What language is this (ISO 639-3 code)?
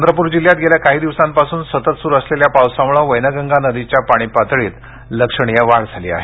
mar